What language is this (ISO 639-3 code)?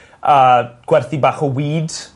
cym